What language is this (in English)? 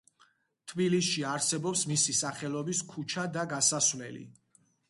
Georgian